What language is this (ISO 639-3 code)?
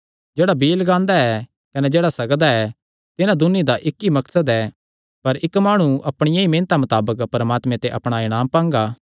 xnr